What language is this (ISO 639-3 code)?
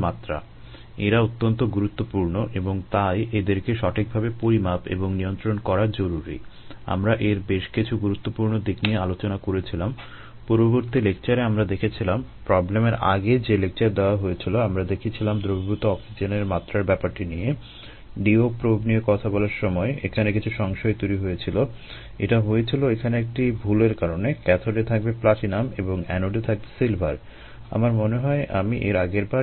ben